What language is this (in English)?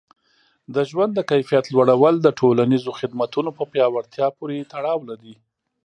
Pashto